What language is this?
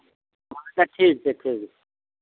Maithili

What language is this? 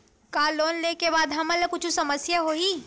Chhattisgarhi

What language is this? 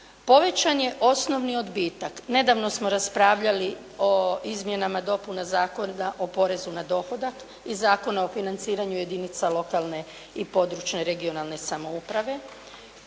Croatian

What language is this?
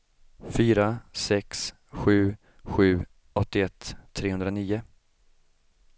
Swedish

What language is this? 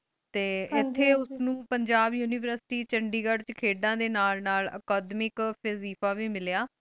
Punjabi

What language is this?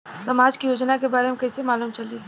Bhojpuri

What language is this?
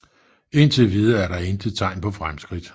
Danish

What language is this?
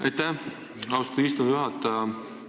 Estonian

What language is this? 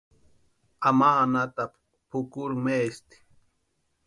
Western Highland Purepecha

